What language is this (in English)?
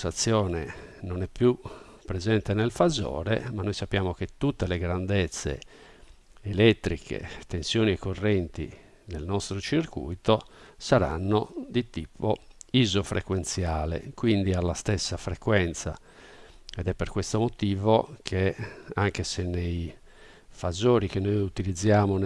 Italian